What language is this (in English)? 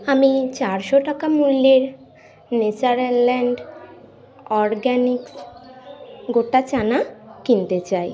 Bangla